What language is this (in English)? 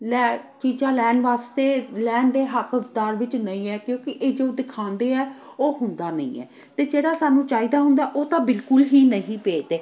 Punjabi